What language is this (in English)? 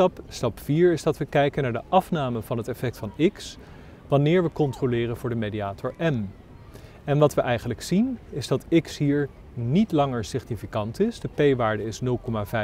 Dutch